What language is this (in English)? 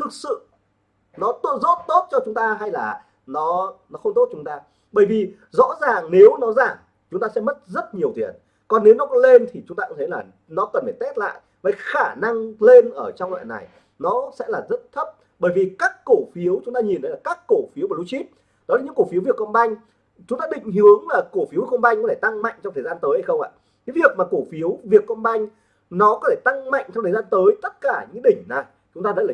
Vietnamese